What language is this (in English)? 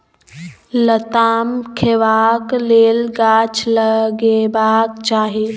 Maithili